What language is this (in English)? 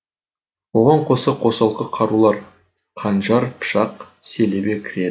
Kazakh